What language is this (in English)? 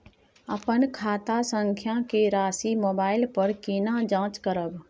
Maithili